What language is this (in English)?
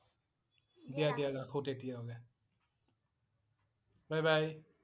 Assamese